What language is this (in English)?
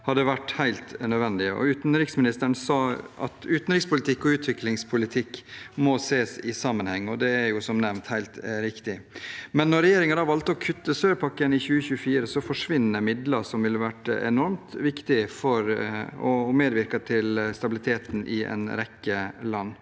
Norwegian